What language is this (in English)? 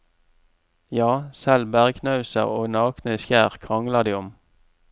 Norwegian